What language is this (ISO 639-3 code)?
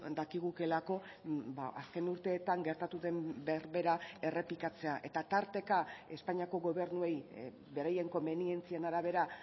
eus